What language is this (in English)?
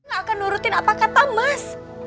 Indonesian